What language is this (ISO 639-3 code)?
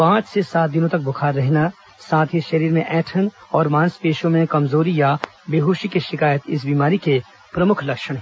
hin